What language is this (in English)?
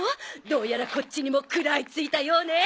Japanese